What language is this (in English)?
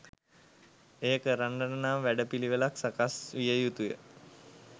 Sinhala